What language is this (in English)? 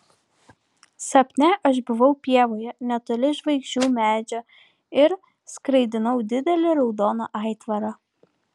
Lithuanian